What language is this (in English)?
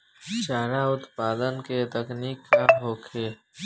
Bhojpuri